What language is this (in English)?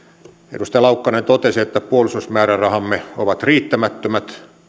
Finnish